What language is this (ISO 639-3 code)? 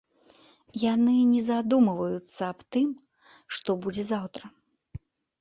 bel